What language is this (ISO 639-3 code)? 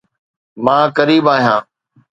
snd